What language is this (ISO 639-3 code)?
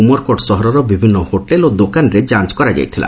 ori